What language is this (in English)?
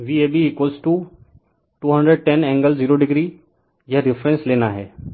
Hindi